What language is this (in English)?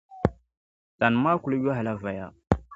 Dagbani